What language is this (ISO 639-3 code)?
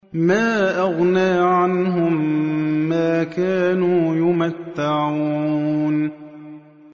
ara